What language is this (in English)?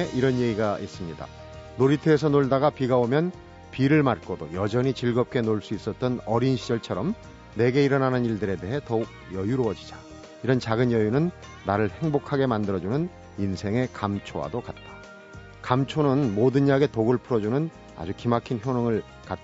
Korean